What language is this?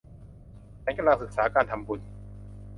Thai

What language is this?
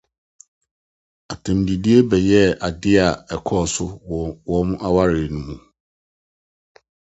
Akan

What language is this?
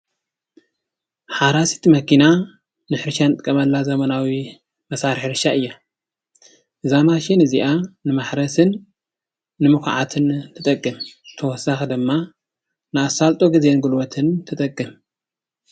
Tigrinya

